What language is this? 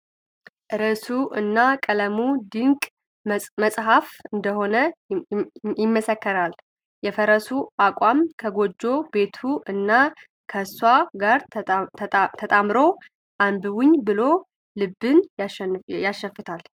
Amharic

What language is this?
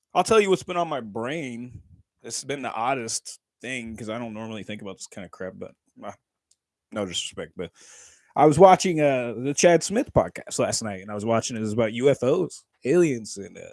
English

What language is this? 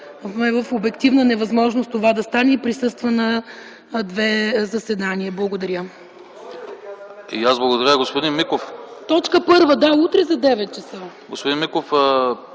Bulgarian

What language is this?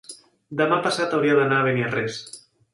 Catalan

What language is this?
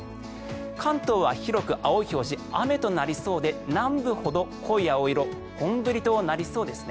Japanese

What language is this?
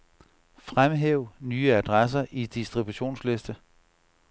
Danish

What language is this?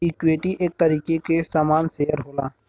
Bhojpuri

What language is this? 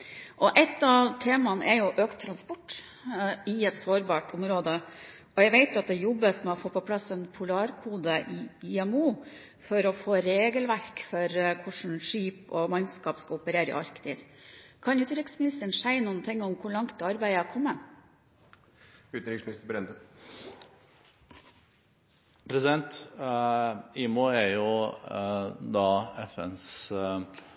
Norwegian Bokmål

